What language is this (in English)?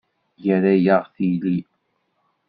Kabyle